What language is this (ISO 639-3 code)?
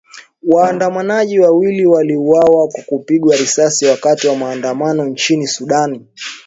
swa